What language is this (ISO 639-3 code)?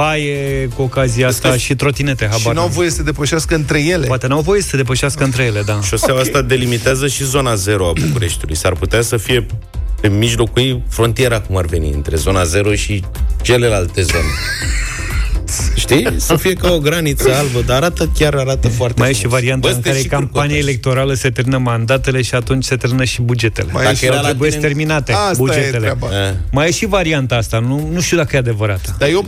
ron